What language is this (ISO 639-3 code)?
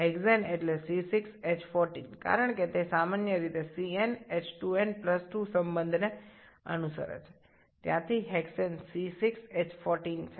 ben